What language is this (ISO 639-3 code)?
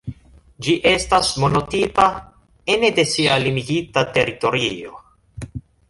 epo